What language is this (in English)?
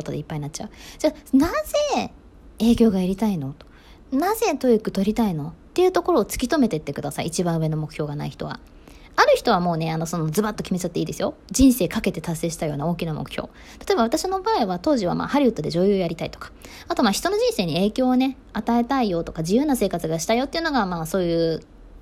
Japanese